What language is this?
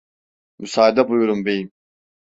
Turkish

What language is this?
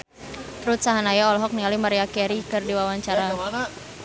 Sundanese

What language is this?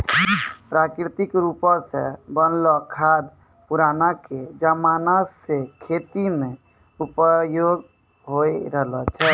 Maithili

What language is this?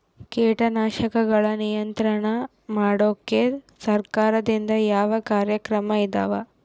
Kannada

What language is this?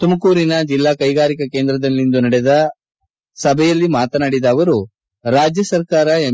Kannada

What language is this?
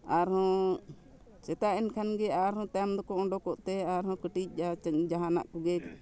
Santali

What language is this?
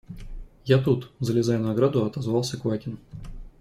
Russian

